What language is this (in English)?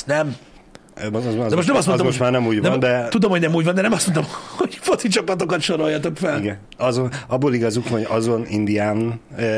Hungarian